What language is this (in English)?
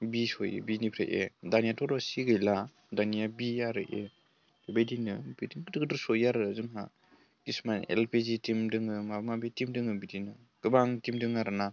Bodo